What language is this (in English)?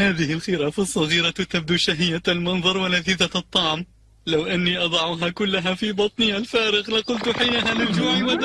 Arabic